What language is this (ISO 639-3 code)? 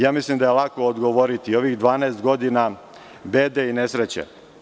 srp